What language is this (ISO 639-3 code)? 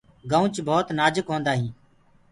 ggg